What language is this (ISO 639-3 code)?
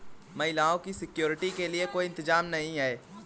hin